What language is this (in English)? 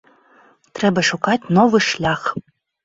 Belarusian